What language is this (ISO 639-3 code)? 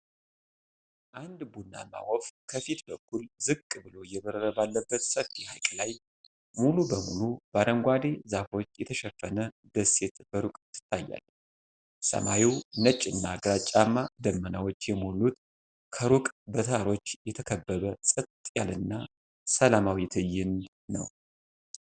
amh